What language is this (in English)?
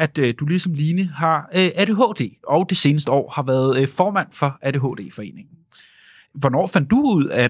Danish